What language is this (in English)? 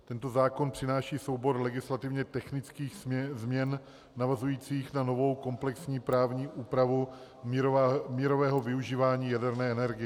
Czech